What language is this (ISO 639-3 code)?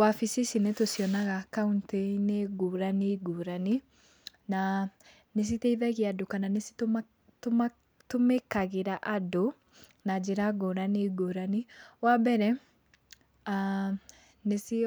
kik